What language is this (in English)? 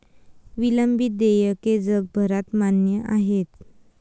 Marathi